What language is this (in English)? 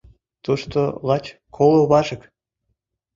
Mari